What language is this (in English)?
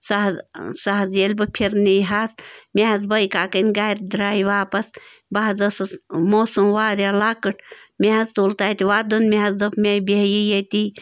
Kashmiri